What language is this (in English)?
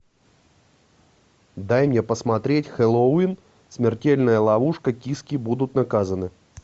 Russian